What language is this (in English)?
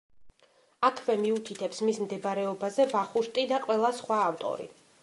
Georgian